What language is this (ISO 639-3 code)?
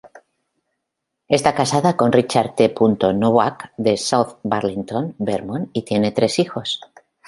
spa